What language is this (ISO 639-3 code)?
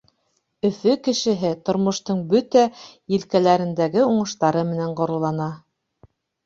bak